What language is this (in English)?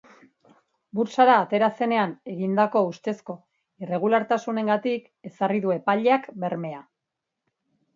Basque